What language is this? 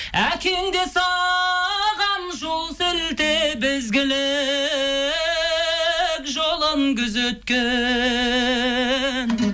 Kazakh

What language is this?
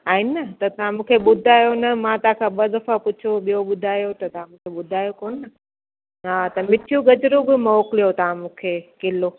Sindhi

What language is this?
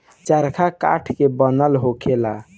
Bhojpuri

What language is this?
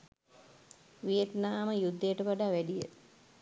Sinhala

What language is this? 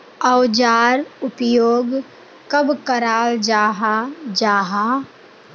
Magahi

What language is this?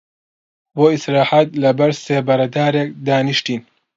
Central Kurdish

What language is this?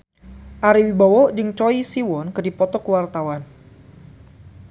Sundanese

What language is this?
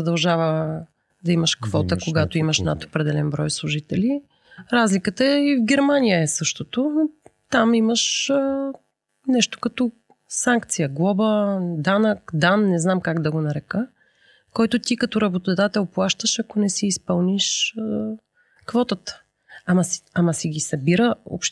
Bulgarian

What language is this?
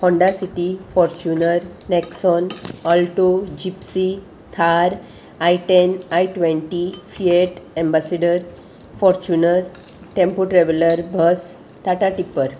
Konkani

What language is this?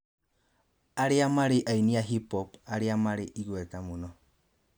Kikuyu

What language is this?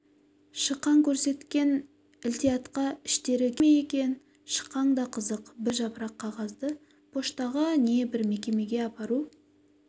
Kazakh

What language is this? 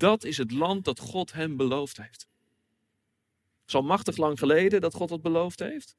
Dutch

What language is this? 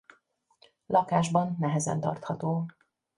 Hungarian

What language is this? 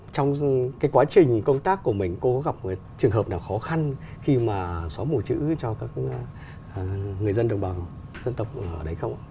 Vietnamese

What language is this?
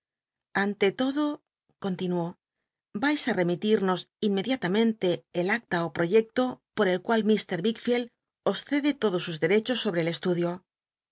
Spanish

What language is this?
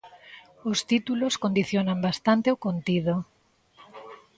Galician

